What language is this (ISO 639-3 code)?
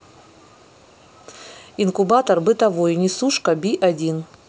rus